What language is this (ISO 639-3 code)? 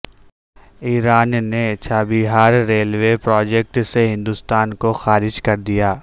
urd